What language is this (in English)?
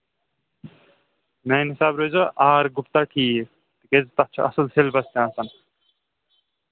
Kashmiri